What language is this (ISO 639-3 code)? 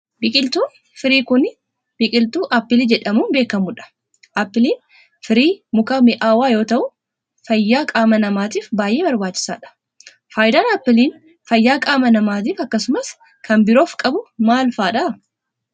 orm